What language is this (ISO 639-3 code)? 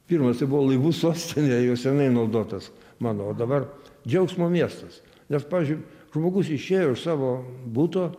lit